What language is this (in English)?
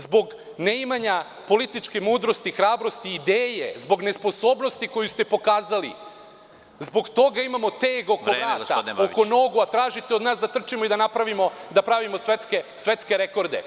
Serbian